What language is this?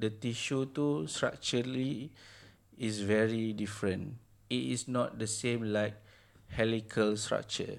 Malay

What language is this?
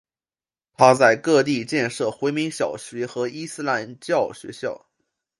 Chinese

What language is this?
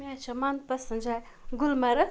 Kashmiri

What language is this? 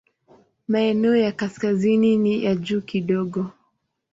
Swahili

